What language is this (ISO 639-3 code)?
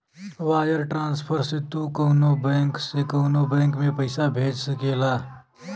bho